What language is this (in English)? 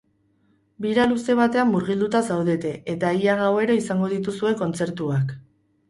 Basque